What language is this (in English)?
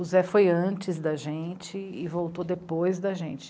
Portuguese